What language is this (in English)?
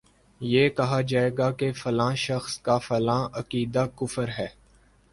Urdu